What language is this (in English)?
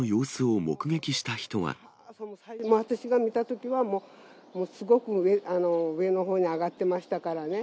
Japanese